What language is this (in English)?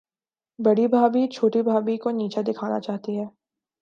Urdu